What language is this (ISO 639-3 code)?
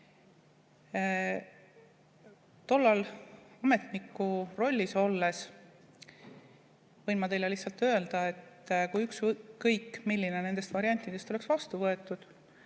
est